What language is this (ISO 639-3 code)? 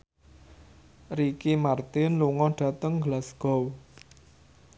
jav